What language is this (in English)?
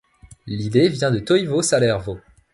French